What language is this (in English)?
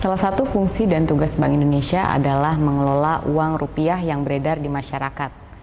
Indonesian